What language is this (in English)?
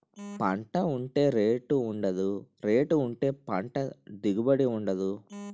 Telugu